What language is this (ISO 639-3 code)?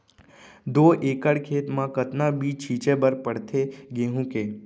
hne